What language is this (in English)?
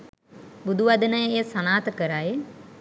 Sinhala